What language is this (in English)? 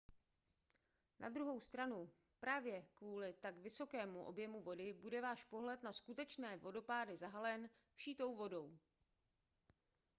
Czech